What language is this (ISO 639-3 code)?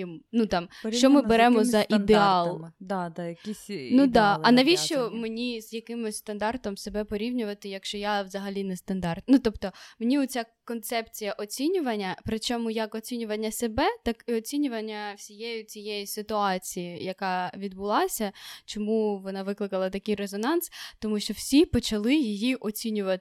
ukr